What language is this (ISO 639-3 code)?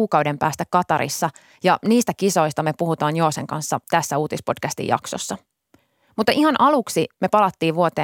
fin